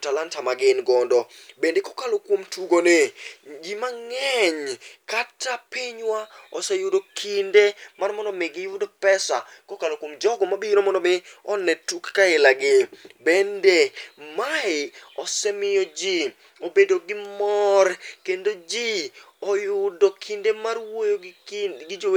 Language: Luo (Kenya and Tanzania)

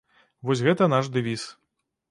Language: Belarusian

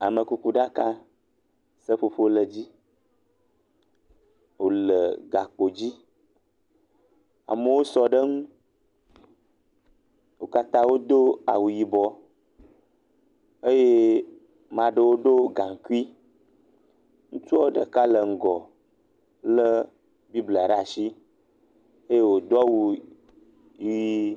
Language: Ewe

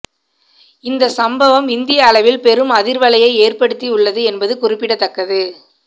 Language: Tamil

